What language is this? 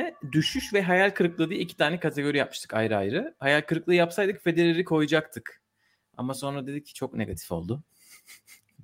Turkish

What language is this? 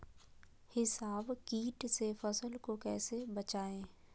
Magahi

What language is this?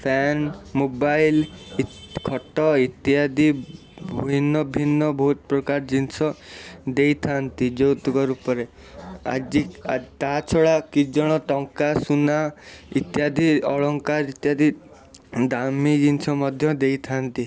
Odia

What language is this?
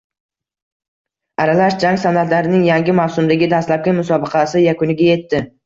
Uzbek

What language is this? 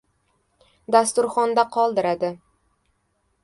Uzbek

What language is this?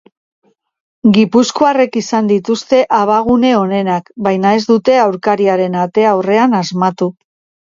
Basque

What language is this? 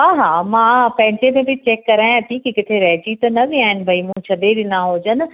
Sindhi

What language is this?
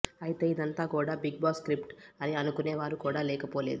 Telugu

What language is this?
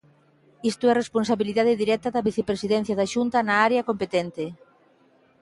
Galician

